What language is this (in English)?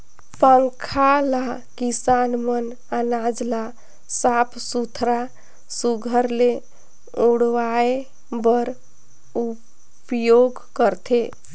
Chhattisgarhi